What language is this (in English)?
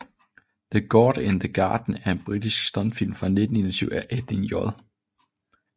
Danish